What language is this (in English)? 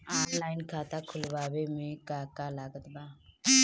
Bhojpuri